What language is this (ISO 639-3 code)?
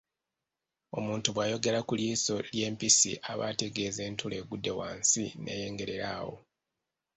lug